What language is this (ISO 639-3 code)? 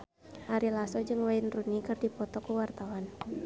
sun